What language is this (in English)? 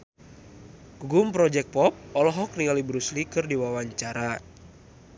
Sundanese